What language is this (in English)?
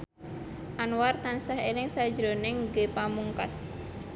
Javanese